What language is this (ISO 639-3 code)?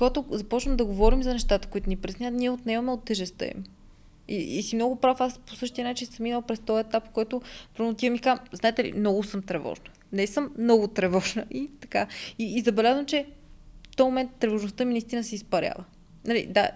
bul